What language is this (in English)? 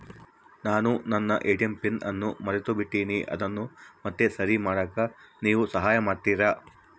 Kannada